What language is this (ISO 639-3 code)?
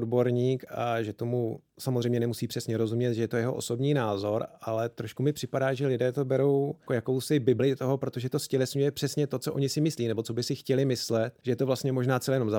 ces